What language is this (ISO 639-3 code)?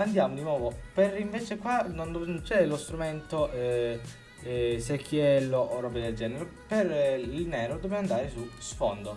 ita